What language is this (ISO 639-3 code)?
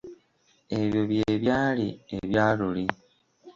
lug